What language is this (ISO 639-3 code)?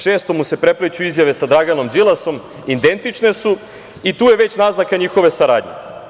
srp